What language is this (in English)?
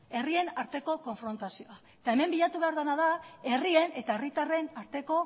Basque